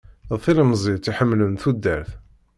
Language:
Kabyle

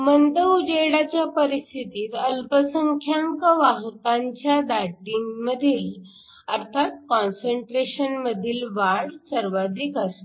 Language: Marathi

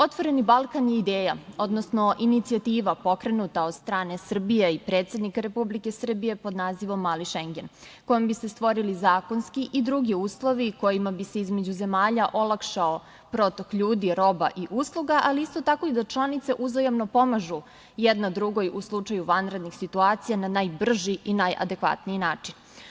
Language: Serbian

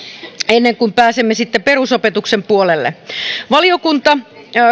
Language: Finnish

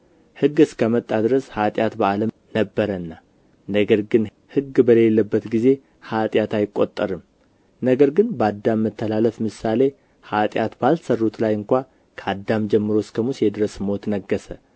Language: Amharic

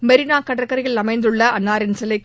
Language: Tamil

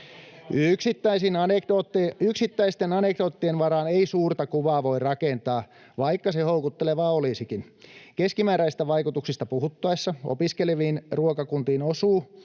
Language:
Finnish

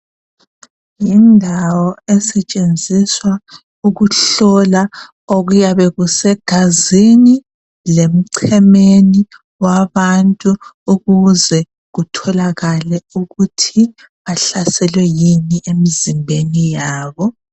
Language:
North Ndebele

